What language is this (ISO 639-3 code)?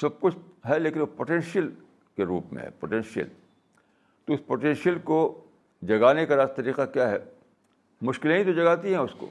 urd